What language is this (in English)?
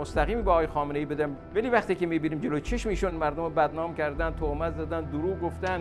Persian